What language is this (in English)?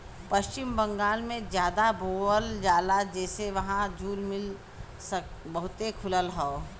Bhojpuri